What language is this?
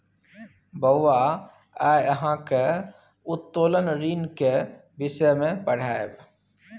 Maithili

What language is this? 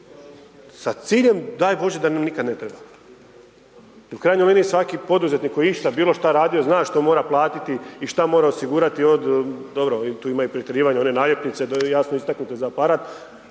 Croatian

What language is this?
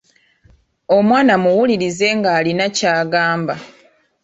Ganda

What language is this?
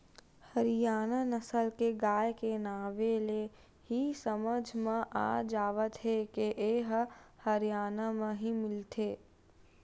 Chhattisgarhi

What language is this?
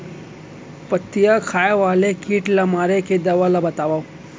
Chhattisgarhi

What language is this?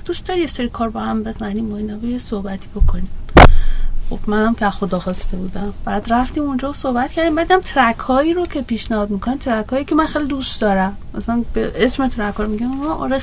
Persian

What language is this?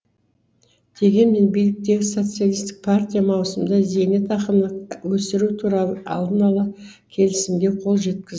Kazakh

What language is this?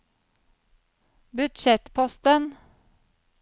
Norwegian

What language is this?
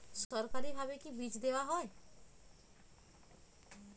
Bangla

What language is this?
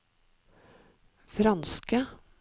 Norwegian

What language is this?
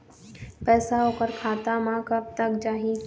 Chhattisgarhi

